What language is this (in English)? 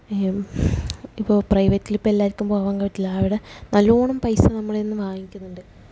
Malayalam